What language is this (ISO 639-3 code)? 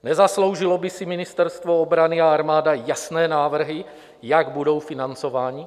ces